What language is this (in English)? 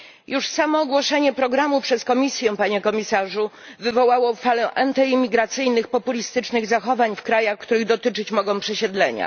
Polish